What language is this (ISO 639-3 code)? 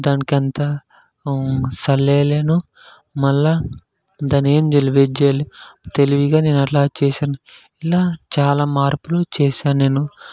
tel